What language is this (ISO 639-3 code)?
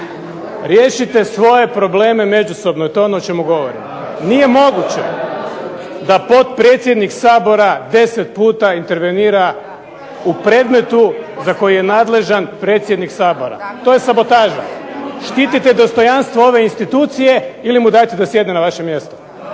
hrv